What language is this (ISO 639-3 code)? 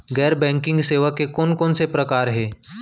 hne